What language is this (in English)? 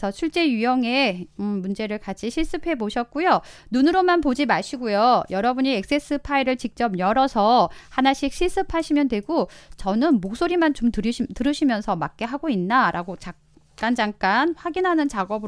Korean